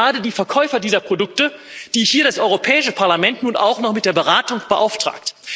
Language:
German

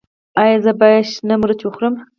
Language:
Pashto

